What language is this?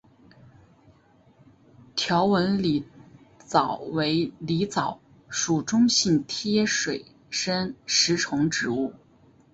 Chinese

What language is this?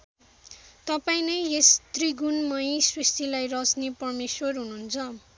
Nepali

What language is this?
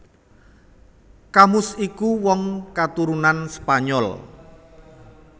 Javanese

